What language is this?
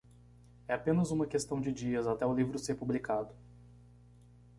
Portuguese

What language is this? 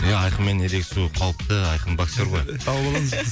Kazakh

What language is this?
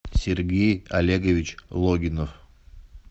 Russian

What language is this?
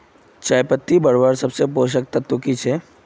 Magahi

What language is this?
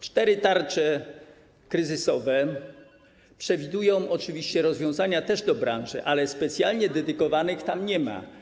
Polish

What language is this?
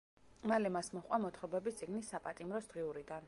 Georgian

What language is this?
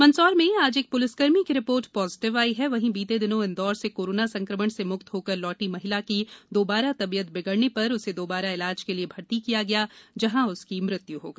Hindi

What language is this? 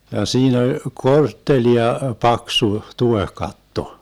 Finnish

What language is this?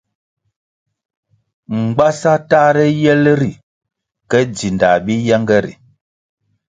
Kwasio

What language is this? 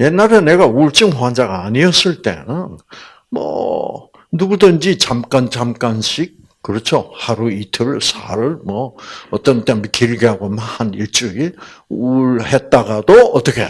Korean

